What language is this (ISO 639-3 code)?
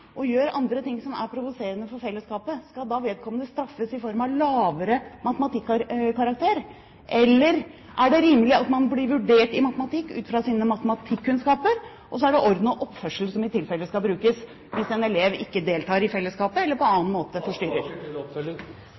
nob